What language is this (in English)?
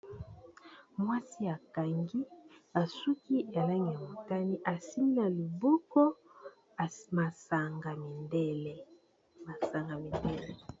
Lingala